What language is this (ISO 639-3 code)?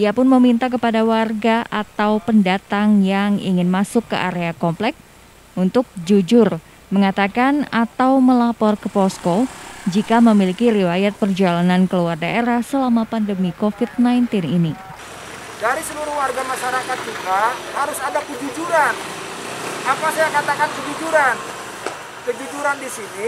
ind